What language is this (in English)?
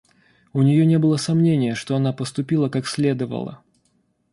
Russian